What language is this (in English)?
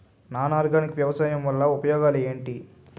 Telugu